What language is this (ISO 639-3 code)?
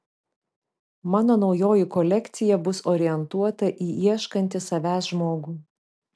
lit